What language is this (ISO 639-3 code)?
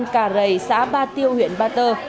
vie